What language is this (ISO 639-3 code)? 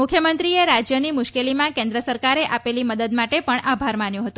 guj